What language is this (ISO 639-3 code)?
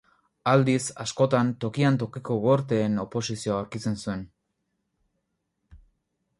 eus